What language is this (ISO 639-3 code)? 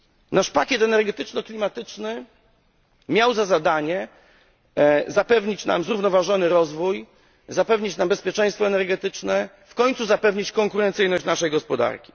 pol